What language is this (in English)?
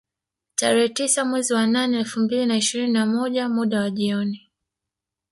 Swahili